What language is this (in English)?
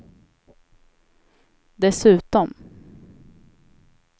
Swedish